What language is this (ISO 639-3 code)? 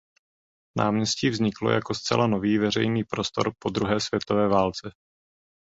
ces